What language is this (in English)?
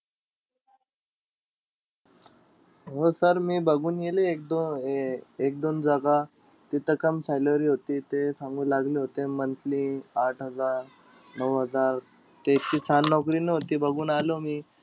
Marathi